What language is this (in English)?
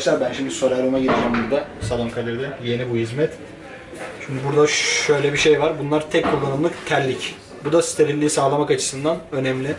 Turkish